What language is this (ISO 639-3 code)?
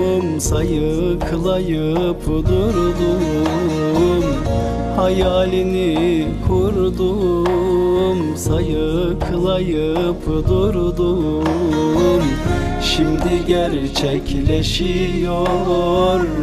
tur